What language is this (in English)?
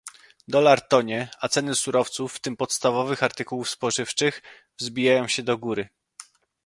Polish